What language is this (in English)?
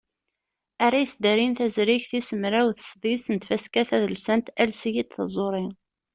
Kabyle